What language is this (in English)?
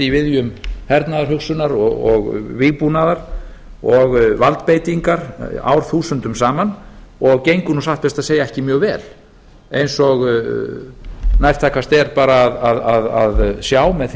Icelandic